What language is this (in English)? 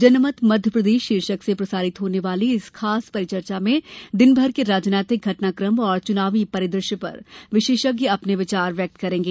Hindi